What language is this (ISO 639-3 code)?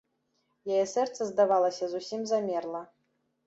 bel